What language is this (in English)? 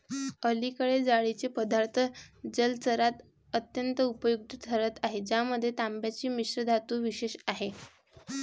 Marathi